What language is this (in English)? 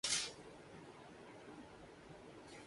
Urdu